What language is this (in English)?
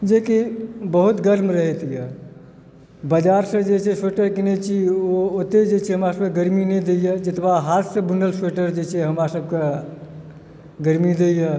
Maithili